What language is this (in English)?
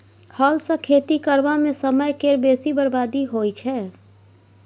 Maithili